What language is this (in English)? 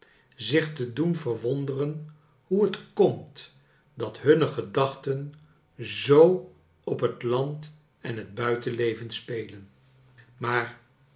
Dutch